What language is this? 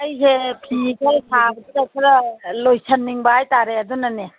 Manipuri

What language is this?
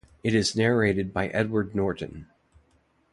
English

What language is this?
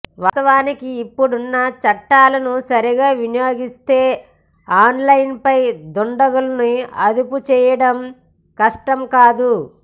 Telugu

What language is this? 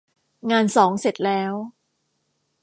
Thai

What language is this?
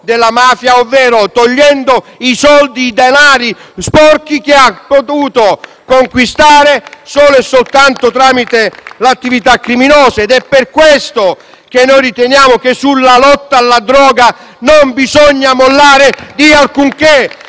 Italian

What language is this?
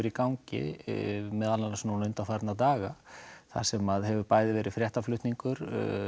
Icelandic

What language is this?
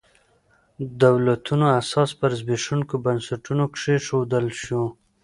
Pashto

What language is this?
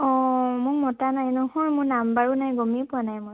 Assamese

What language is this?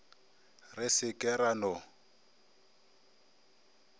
Northern Sotho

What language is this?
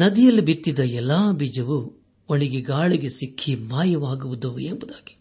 Kannada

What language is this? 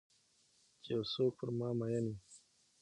Pashto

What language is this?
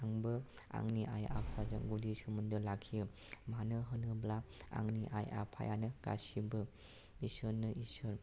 Bodo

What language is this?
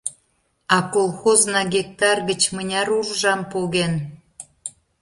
Mari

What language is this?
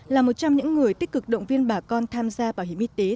Vietnamese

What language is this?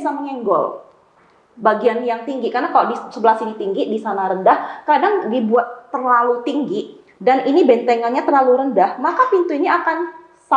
Indonesian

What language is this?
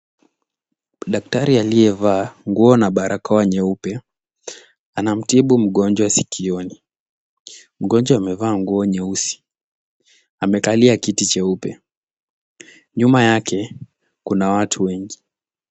Swahili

